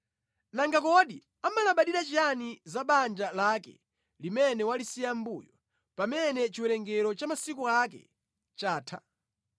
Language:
Nyanja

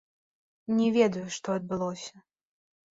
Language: Belarusian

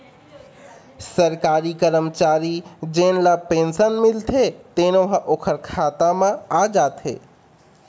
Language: Chhattisgarhi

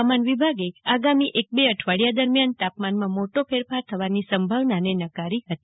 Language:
Gujarati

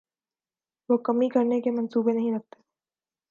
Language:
Urdu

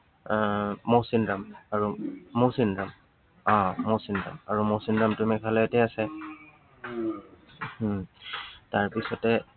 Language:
Assamese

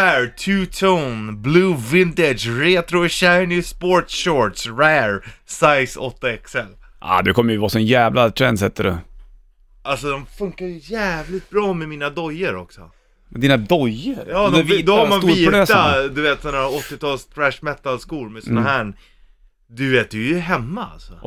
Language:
Swedish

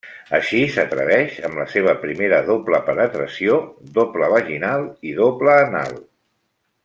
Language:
Catalan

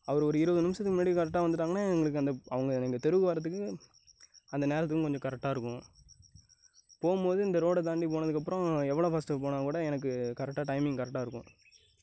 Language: Tamil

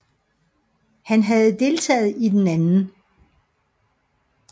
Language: Danish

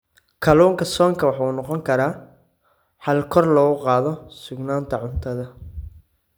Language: Somali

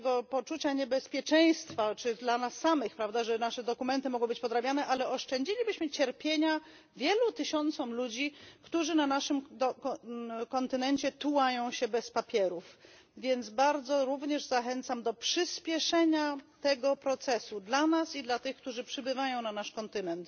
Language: Polish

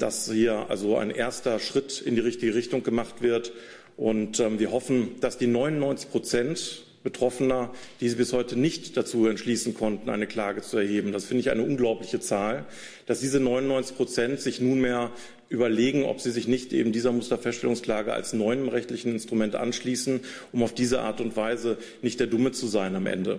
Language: German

